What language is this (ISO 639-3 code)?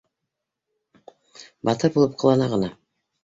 bak